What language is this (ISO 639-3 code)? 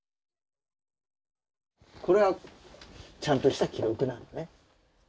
jpn